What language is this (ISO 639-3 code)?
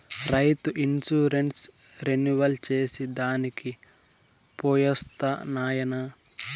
tel